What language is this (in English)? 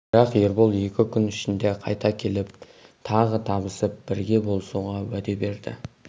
Kazakh